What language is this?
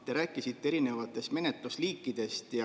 Estonian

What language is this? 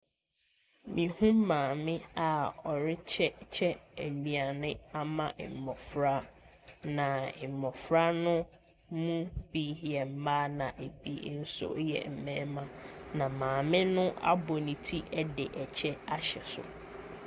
Akan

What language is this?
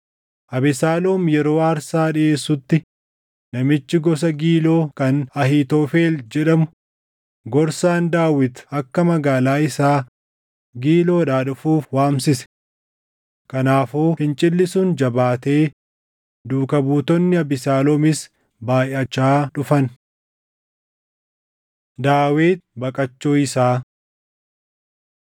Oromo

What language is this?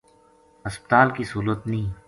Gujari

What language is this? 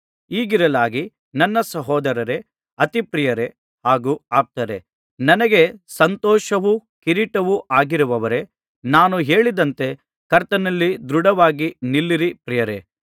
Kannada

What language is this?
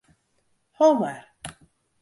Western Frisian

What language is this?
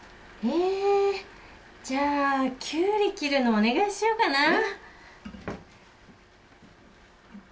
Japanese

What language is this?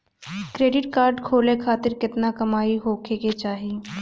Bhojpuri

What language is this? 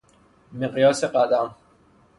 Persian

